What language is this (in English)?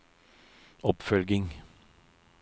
Norwegian